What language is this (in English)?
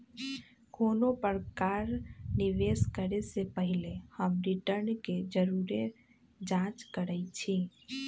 Magahi